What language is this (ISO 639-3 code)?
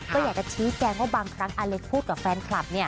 tha